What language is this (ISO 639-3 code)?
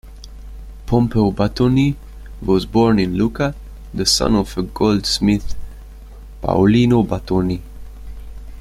eng